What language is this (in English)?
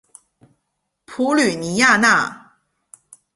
Chinese